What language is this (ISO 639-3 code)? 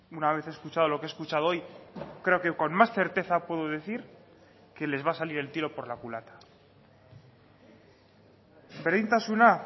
spa